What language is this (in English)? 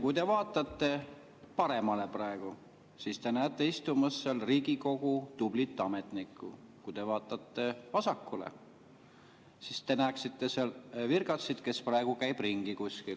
Estonian